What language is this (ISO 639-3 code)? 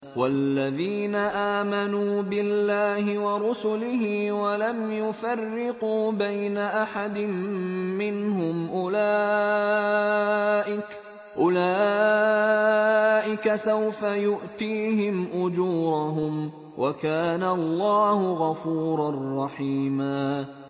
ara